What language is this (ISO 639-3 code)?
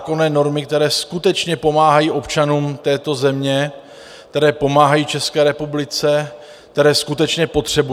ces